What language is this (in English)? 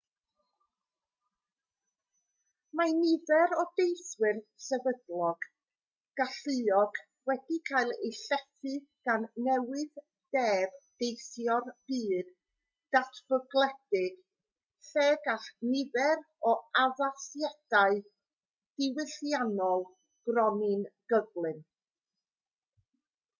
Welsh